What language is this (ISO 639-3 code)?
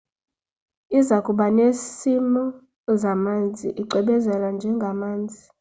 xho